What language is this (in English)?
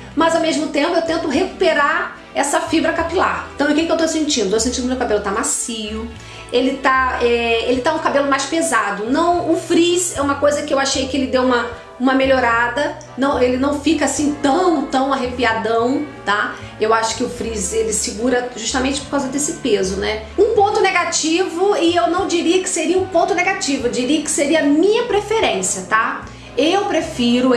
Portuguese